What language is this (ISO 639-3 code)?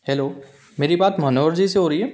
hin